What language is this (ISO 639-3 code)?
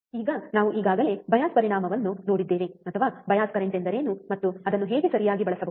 kan